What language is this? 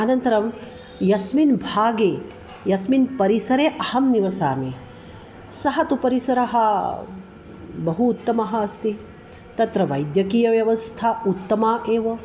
Sanskrit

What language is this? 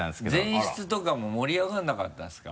Japanese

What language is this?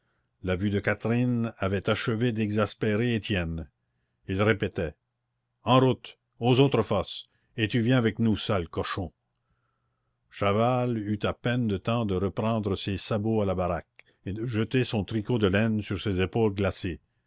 French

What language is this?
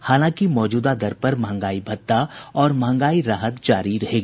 Hindi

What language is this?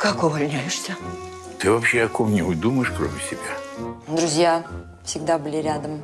Russian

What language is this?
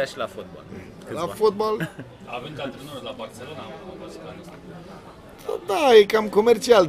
Romanian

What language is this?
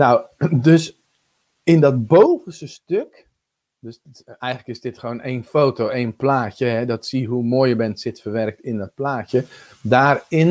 Dutch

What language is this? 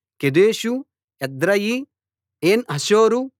Telugu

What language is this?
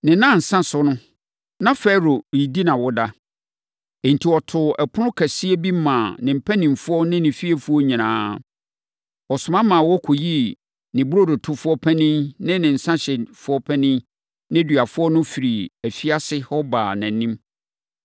Akan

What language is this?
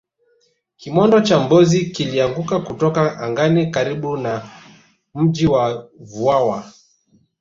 Swahili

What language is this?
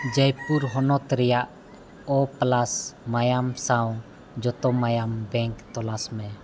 Santali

